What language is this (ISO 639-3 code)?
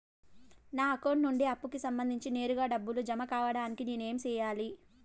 tel